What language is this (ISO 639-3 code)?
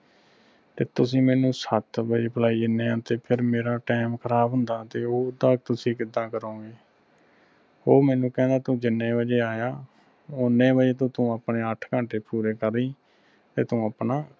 pan